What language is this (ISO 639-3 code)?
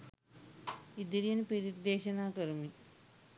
sin